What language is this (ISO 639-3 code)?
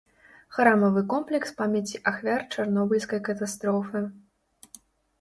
bel